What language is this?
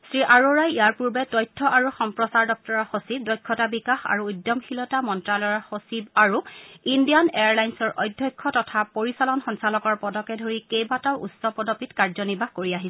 Assamese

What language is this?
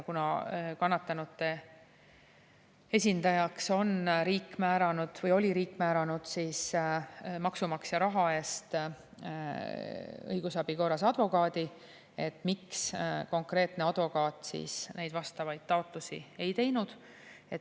Estonian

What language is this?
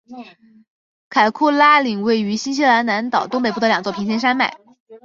Chinese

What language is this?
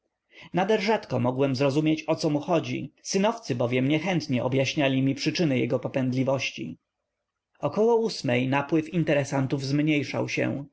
Polish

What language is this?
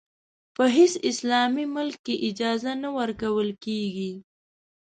Pashto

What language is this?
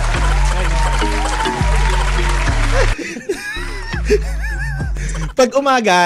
Filipino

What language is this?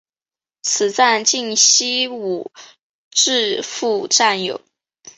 Chinese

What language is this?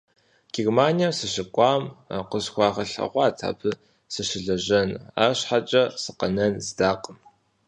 Kabardian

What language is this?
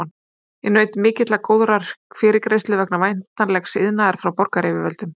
Icelandic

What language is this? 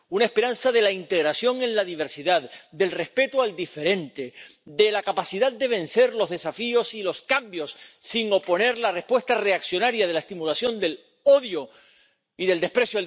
Spanish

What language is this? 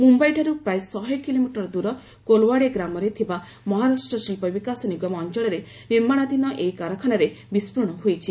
Odia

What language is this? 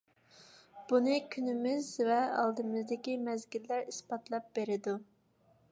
Uyghur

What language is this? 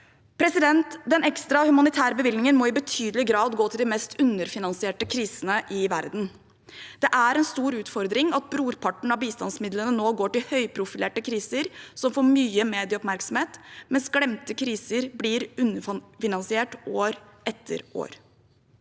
Norwegian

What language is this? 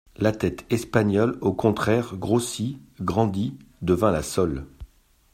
French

